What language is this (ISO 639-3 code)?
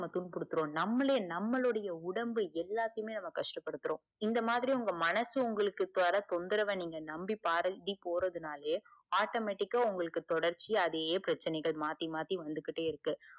tam